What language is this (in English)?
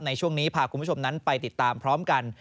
Thai